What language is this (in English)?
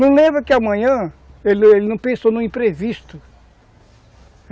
Portuguese